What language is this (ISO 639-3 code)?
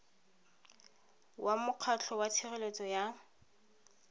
tsn